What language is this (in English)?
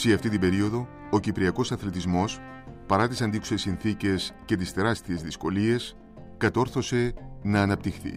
Greek